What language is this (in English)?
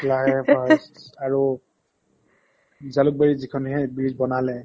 Assamese